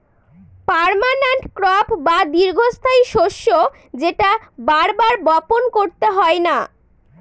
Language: Bangla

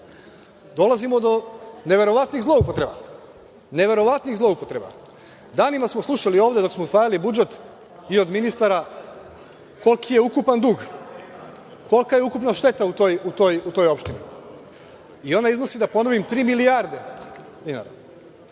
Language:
Serbian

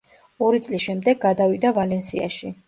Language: Georgian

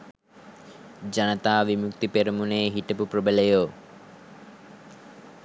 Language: Sinhala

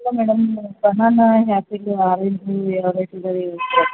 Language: Kannada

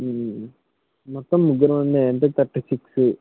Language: Telugu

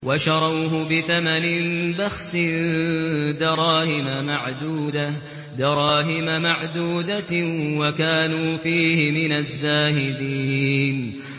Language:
Arabic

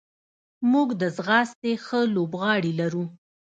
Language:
Pashto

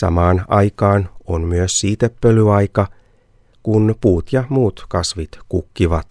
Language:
Finnish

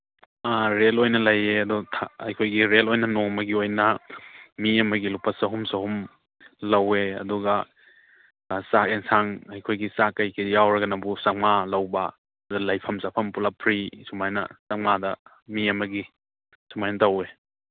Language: Manipuri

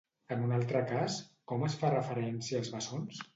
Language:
Catalan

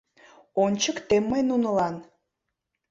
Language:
Mari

